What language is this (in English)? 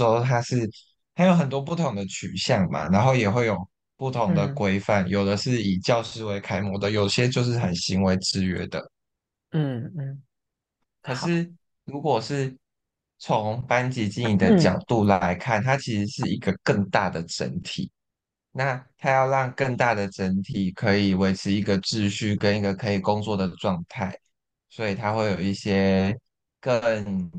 Chinese